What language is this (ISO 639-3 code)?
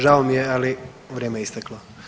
hrv